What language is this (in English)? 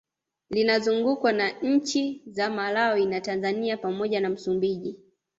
Swahili